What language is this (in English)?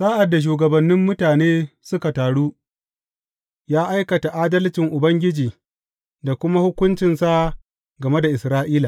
Hausa